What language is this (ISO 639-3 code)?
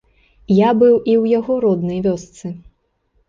bel